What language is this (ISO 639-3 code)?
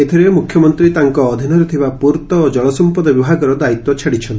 ori